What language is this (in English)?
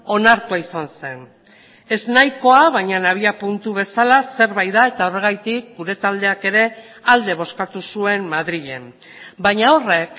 Basque